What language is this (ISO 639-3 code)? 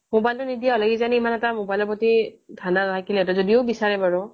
asm